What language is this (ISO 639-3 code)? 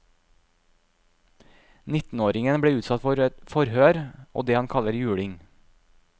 nor